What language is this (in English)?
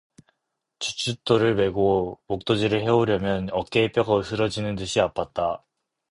Korean